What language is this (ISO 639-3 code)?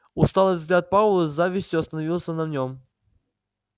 rus